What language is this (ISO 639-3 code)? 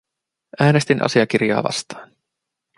fin